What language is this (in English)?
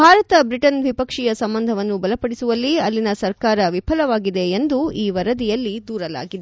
Kannada